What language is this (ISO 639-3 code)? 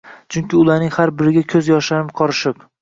uzb